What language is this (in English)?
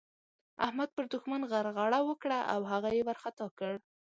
Pashto